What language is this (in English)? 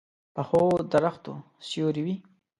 Pashto